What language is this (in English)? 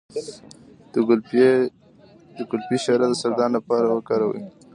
Pashto